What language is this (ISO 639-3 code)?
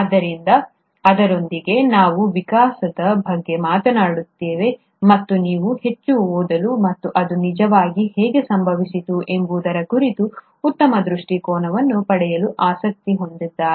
kan